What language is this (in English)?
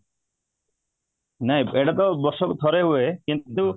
Odia